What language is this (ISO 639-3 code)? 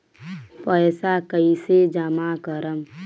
bho